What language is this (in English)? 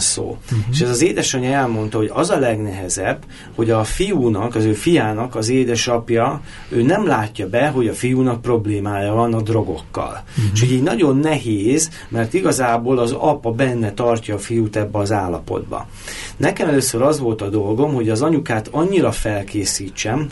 Hungarian